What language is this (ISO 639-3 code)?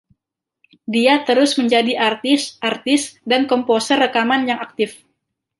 ind